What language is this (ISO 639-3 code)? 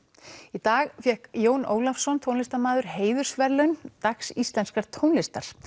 isl